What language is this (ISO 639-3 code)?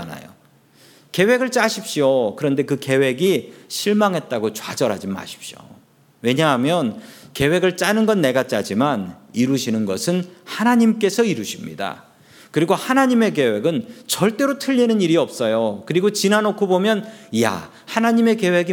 kor